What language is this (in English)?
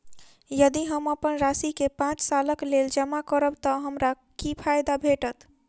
Maithili